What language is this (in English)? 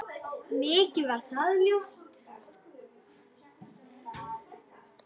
Icelandic